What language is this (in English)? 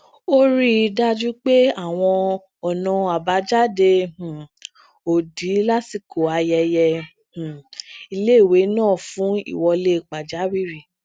Yoruba